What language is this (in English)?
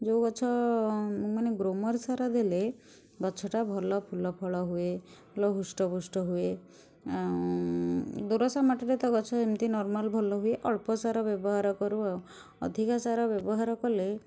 Odia